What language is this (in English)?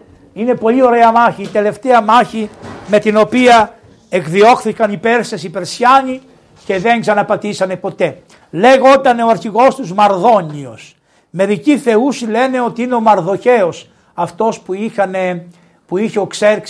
Greek